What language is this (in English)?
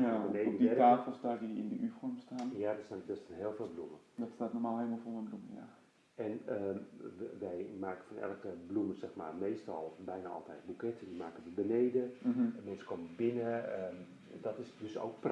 Dutch